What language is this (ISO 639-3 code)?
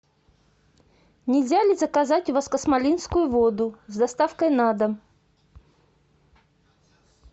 rus